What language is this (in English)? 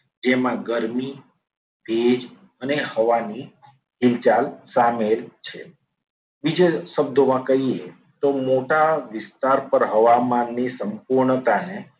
Gujarati